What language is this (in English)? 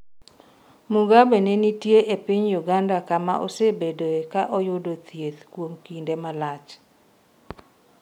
Luo (Kenya and Tanzania)